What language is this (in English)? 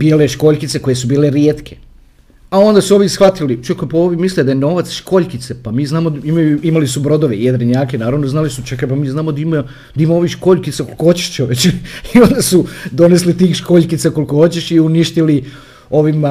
Croatian